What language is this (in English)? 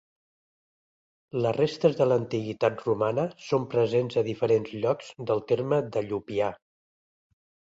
Catalan